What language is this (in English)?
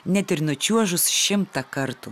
Lithuanian